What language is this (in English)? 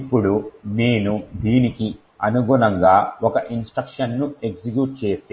Telugu